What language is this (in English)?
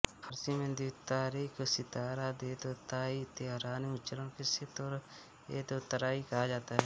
Hindi